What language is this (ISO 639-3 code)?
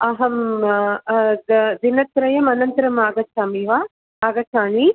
san